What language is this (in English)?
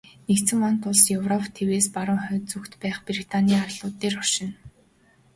Mongolian